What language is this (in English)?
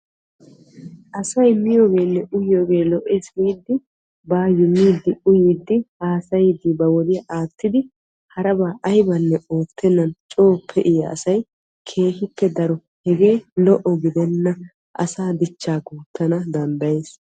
Wolaytta